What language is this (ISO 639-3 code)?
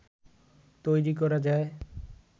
ben